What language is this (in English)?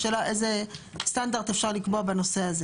Hebrew